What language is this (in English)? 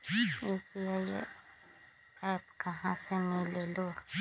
Magahi